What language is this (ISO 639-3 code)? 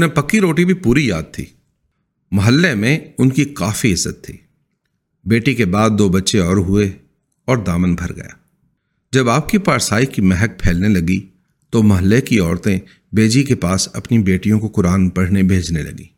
urd